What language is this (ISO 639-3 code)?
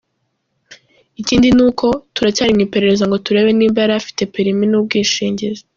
kin